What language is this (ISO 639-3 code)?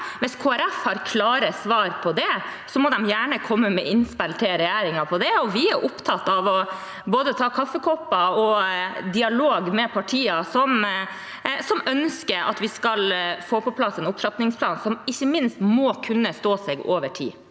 nor